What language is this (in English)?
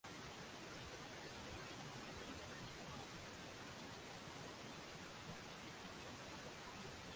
Swahili